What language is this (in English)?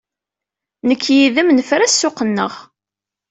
Kabyle